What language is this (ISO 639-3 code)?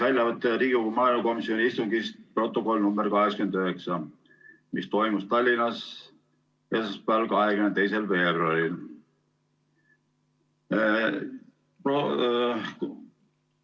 est